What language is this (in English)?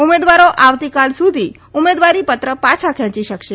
Gujarati